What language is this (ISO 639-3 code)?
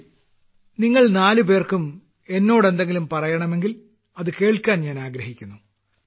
mal